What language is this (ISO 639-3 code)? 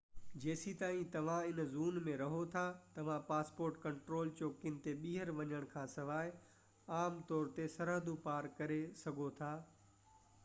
snd